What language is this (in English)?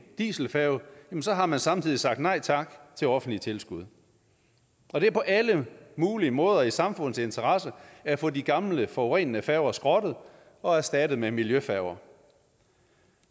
Danish